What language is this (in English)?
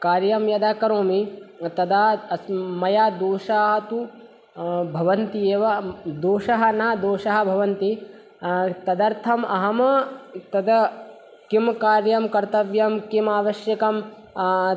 Sanskrit